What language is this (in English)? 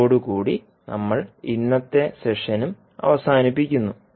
Malayalam